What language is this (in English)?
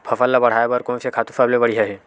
Chhattisgarhi